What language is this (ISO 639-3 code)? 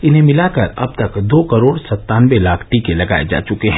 hin